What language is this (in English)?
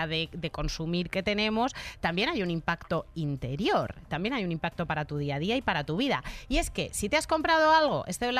Spanish